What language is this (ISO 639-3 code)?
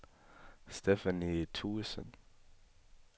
dan